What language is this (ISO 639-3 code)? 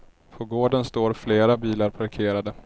swe